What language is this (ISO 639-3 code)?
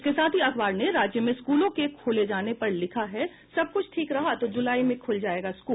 hin